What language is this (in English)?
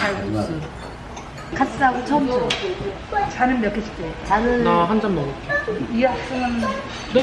Korean